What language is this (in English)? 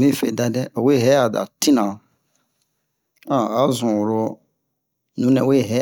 Bomu